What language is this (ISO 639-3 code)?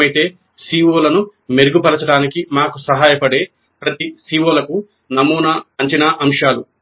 tel